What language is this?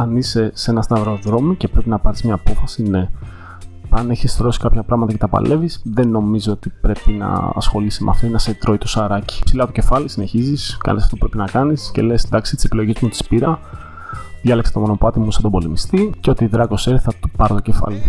Greek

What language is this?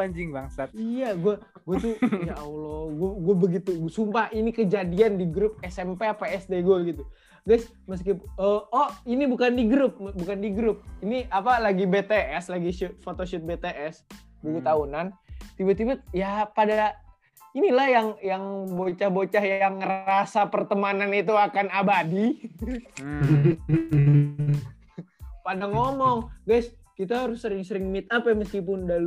Indonesian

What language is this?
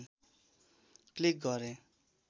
Nepali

